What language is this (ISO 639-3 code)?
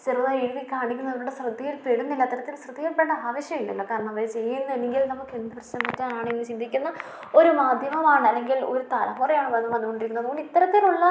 mal